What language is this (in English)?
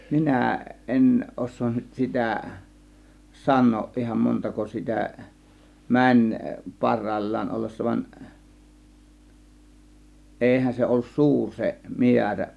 Finnish